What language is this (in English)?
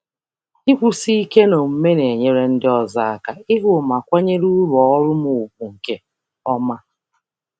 Igbo